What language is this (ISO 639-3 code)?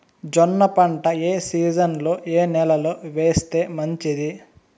tel